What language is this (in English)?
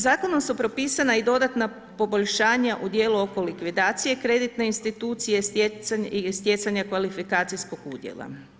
Croatian